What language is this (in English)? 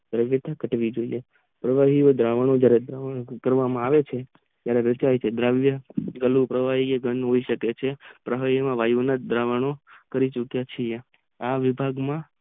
Gujarati